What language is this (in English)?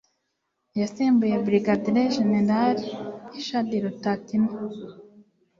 Kinyarwanda